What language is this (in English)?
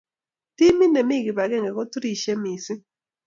Kalenjin